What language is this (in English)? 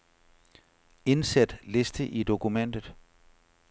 Danish